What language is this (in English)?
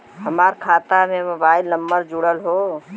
Bhojpuri